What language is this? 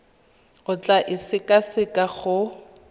Tswana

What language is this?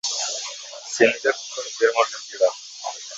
Uzbek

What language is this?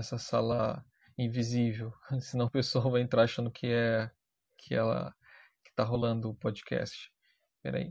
Portuguese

